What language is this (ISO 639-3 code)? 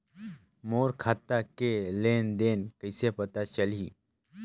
hne